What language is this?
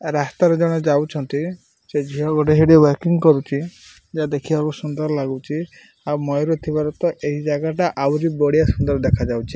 Odia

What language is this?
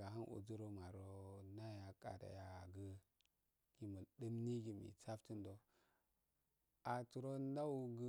Afade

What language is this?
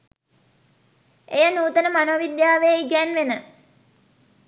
Sinhala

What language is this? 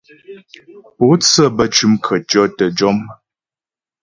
Ghomala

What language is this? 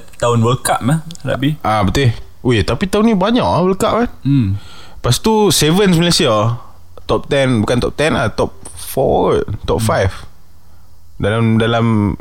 Malay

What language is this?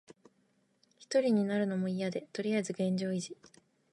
Japanese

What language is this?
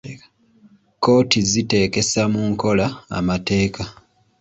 Ganda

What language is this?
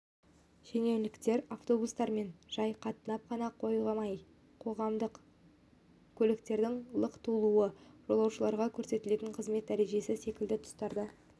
Kazakh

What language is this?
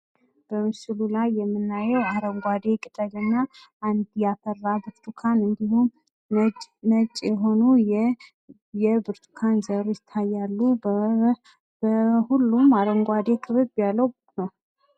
Amharic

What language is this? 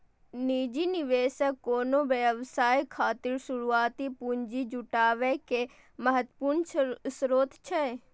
Maithili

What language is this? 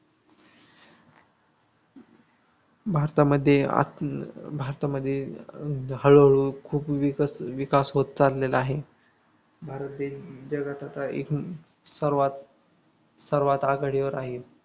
Marathi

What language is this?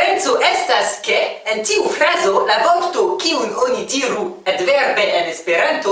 Esperanto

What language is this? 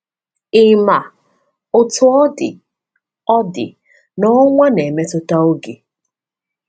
Igbo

